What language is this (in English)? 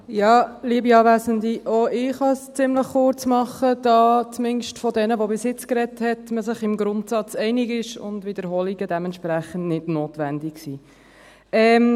Swiss German